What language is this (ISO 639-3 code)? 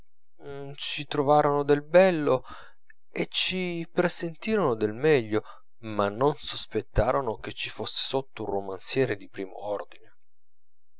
ita